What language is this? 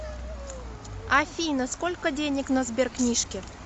Russian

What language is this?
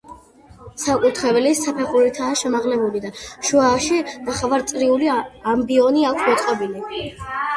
Georgian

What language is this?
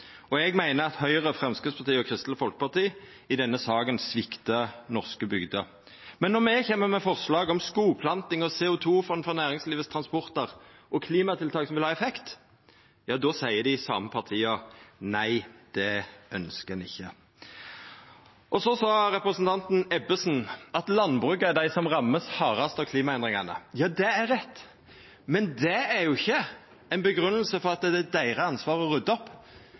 Norwegian Nynorsk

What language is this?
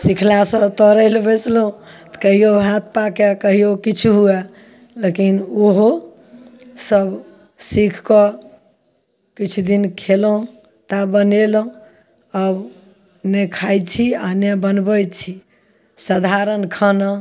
Maithili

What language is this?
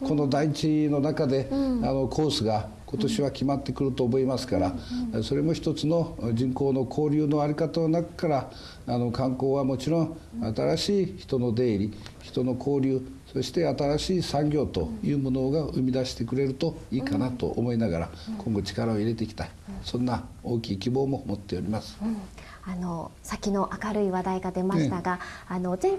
Japanese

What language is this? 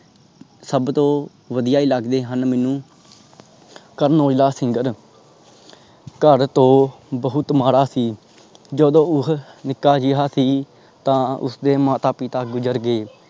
Punjabi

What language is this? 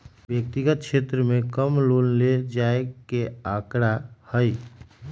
Magahi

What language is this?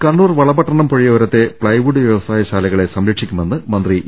Malayalam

